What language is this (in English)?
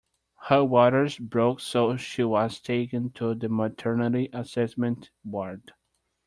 English